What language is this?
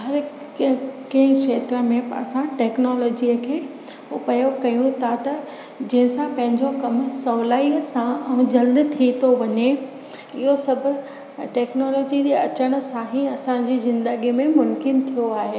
Sindhi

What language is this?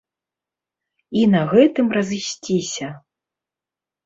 Belarusian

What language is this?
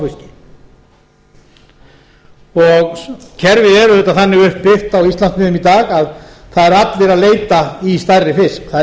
Icelandic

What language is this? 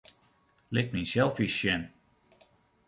Western Frisian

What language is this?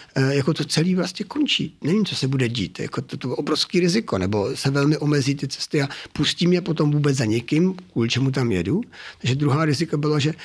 Czech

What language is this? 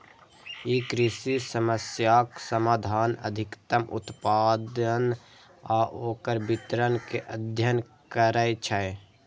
Maithili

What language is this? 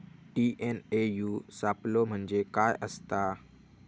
Marathi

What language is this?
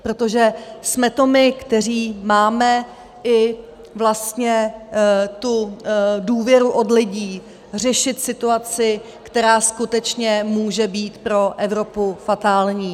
Czech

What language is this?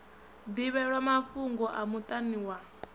Venda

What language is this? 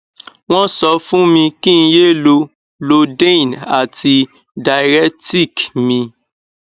Yoruba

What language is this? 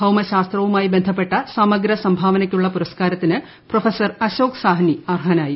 Malayalam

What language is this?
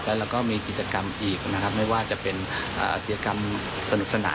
Thai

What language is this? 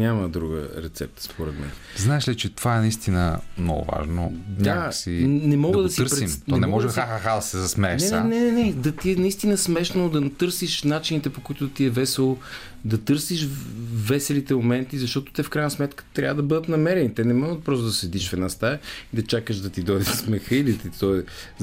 Bulgarian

